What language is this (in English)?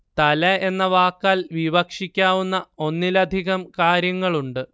Malayalam